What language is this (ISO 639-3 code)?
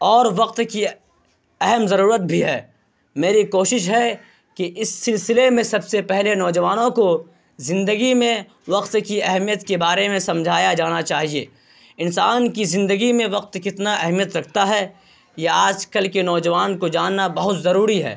urd